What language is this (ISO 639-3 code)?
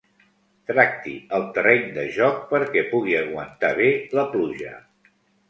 cat